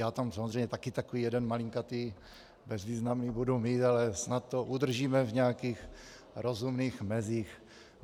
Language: Czech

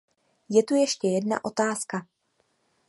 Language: Czech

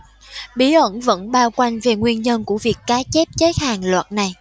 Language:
Vietnamese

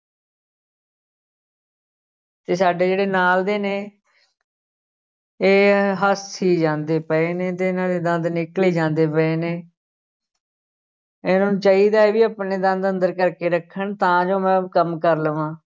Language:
Punjabi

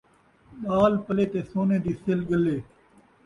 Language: Saraiki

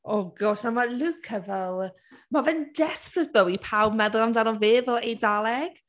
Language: Welsh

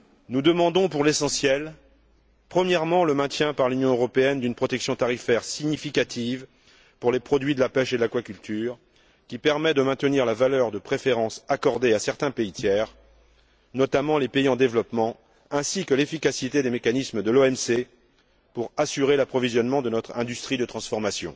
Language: French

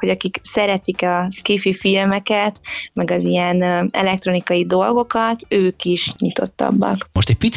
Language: Hungarian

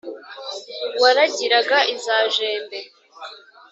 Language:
Kinyarwanda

